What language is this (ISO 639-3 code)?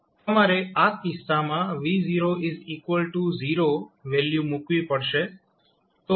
guj